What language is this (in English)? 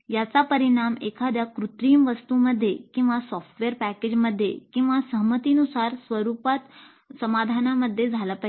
Marathi